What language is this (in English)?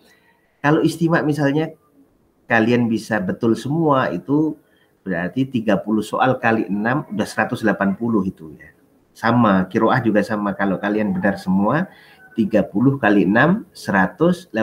Indonesian